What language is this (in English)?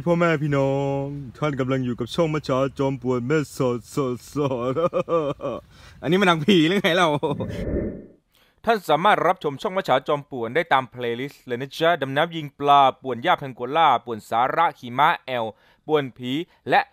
Thai